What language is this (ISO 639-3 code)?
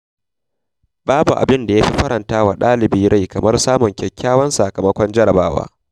hau